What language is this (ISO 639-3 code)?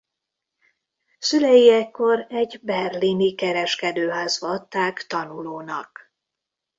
hun